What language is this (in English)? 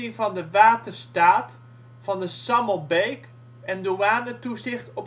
Dutch